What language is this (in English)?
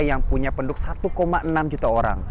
Indonesian